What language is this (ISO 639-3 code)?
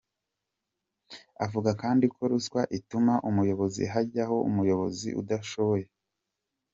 kin